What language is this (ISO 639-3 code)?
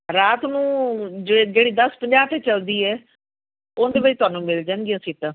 pan